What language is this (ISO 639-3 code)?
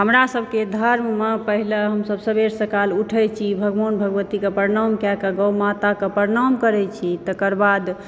mai